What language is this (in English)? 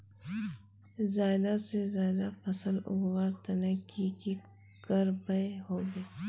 Magahi